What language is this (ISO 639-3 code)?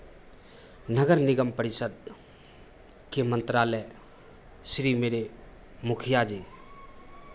hin